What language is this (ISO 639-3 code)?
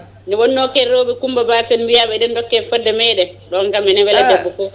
ful